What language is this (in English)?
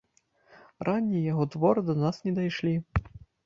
Belarusian